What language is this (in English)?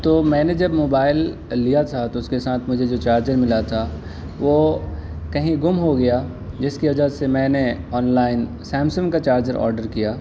Urdu